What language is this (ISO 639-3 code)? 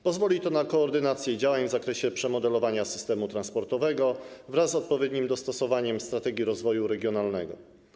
pol